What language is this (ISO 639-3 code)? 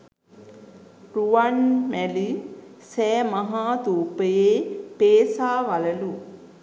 sin